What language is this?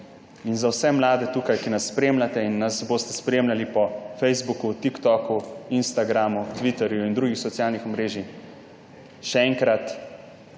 Slovenian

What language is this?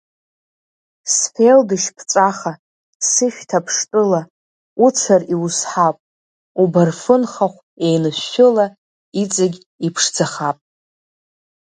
Abkhazian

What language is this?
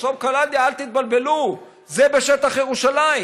Hebrew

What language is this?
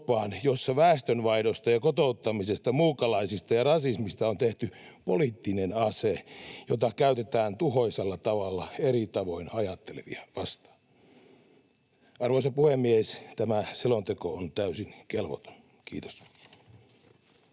Finnish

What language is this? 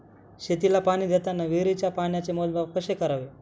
Marathi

